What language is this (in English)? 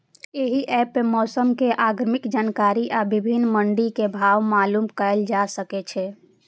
Maithili